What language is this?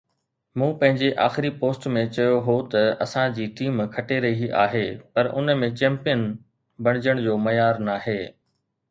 Sindhi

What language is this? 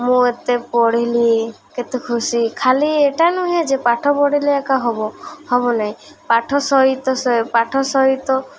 Odia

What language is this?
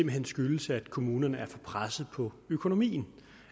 Danish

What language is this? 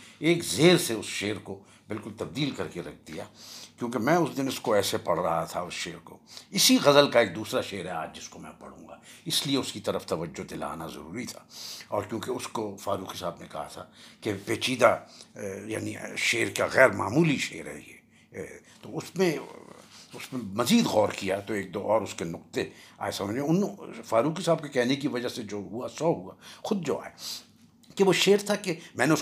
Urdu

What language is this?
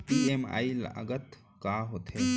Chhattisgarhi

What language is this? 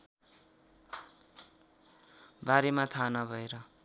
Nepali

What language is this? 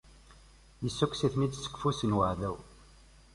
Kabyle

